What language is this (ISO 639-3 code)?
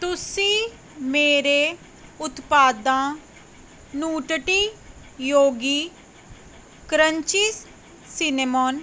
pan